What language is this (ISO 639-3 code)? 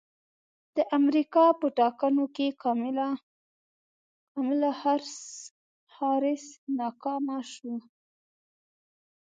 pus